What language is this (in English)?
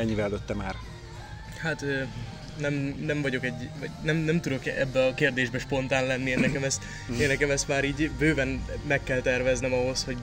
Hungarian